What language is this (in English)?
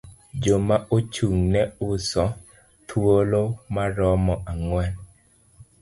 Luo (Kenya and Tanzania)